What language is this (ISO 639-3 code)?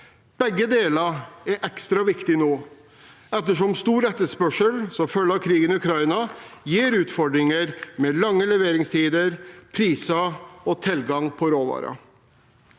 nor